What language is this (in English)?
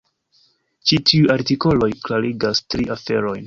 Esperanto